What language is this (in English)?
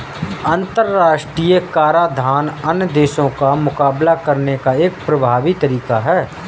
Hindi